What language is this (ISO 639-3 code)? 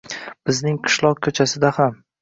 uzb